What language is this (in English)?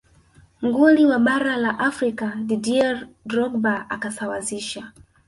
Swahili